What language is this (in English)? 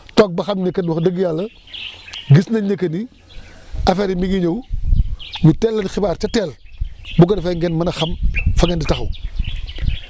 Wolof